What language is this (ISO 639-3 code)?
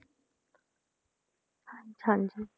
pan